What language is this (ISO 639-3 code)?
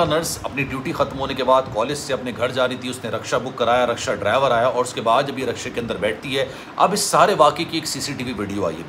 hin